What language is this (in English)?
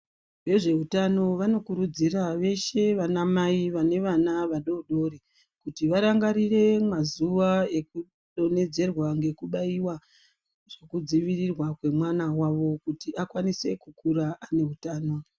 Ndau